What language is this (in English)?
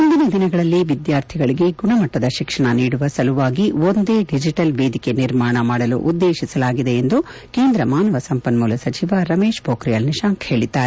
Kannada